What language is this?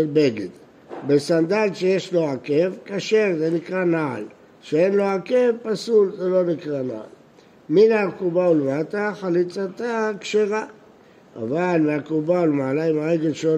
Hebrew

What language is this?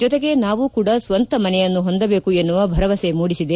Kannada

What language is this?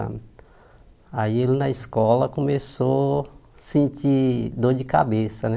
Portuguese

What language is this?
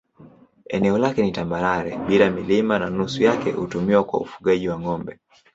Swahili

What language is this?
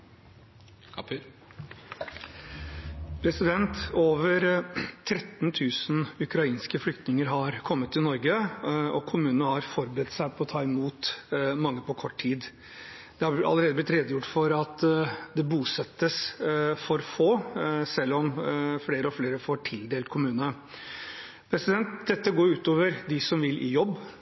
Norwegian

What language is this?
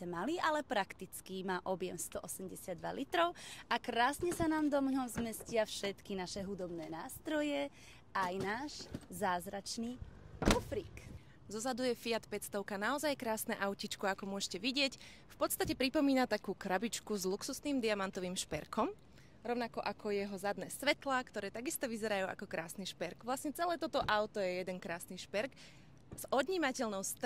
Slovak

